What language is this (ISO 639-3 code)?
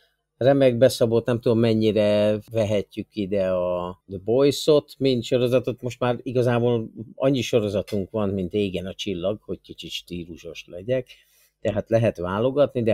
hun